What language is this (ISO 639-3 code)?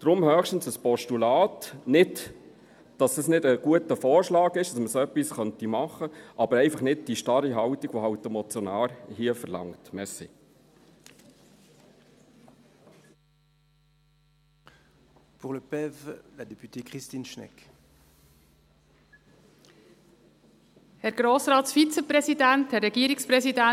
gsw